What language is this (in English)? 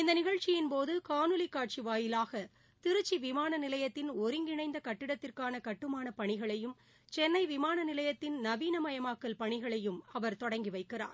Tamil